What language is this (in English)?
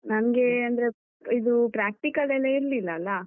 Kannada